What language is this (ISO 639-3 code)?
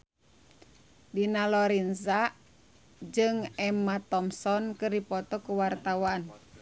sun